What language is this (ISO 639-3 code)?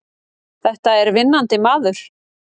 isl